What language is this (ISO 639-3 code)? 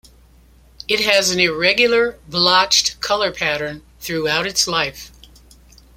eng